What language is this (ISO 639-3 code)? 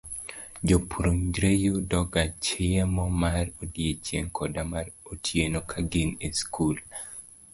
luo